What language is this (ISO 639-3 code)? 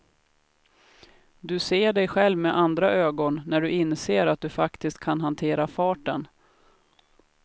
swe